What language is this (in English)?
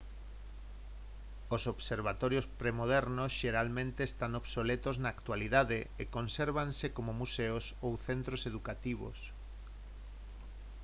Galician